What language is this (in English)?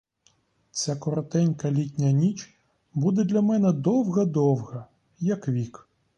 Ukrainian